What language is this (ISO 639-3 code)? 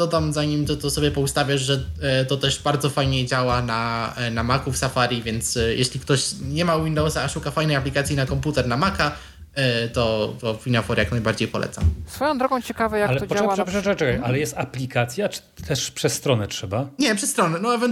pol